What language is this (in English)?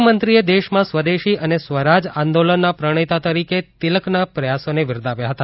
Gujarati